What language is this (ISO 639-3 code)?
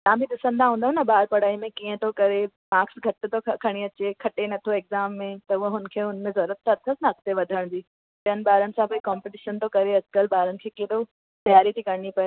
snd